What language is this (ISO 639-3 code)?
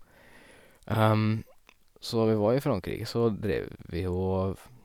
nor